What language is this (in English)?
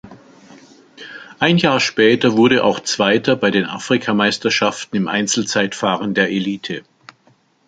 German